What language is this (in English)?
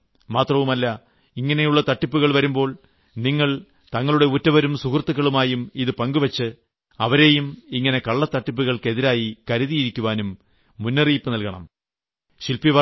Malayalam